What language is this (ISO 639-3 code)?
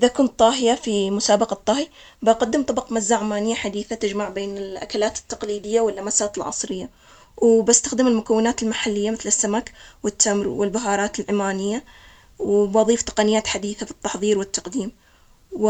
acx